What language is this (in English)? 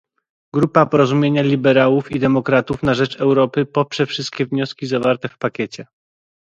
Polish